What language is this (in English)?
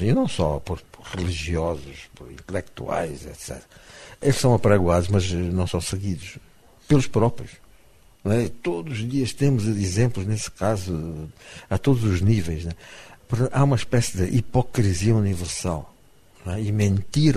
Portuguese